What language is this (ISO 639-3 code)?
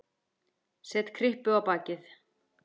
isl